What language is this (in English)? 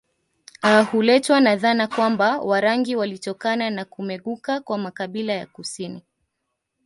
Swahili